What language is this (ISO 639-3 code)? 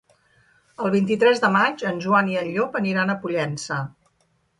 cat